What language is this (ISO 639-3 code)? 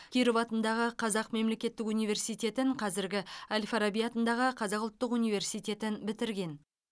kaz